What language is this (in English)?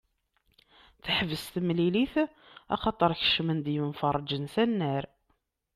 Kabyle